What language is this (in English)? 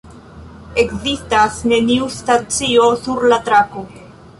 Esperanto